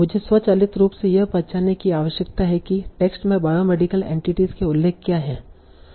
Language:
Hindi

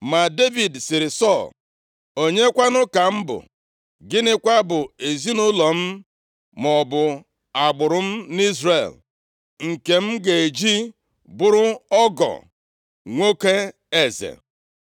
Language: Igbo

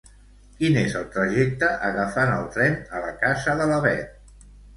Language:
Catalan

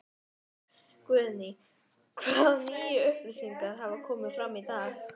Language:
Icelandic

